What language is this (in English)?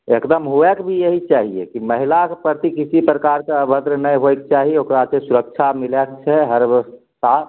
Maithili